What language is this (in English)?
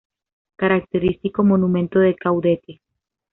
Spanish